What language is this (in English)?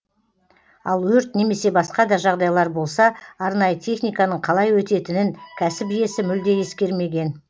Kazakh